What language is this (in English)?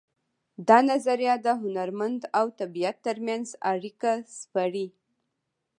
Pashto